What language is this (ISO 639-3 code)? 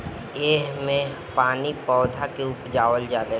bho